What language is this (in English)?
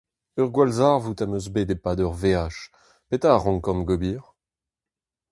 Breton